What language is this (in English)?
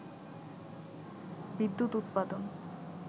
Bangla